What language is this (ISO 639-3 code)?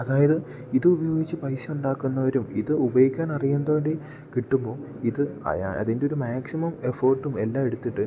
mal